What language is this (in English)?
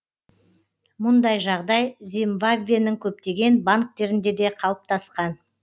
Kazakh